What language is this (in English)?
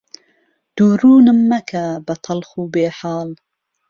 Central Kurdish